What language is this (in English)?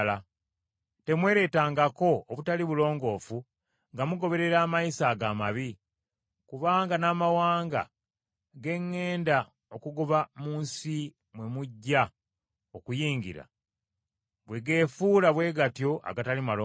Ganda